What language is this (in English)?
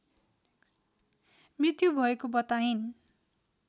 Nepali